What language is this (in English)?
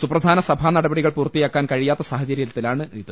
Malayalam